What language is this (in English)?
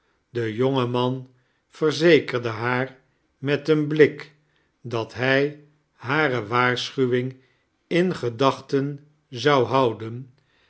Dutch